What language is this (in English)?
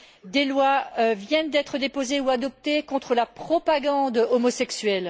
French